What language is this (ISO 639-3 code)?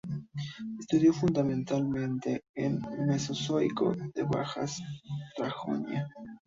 spa